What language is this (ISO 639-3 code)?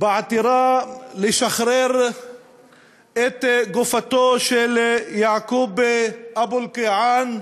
heb